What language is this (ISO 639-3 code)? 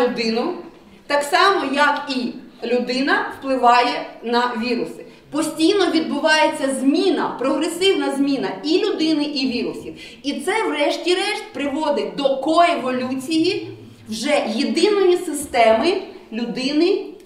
ukr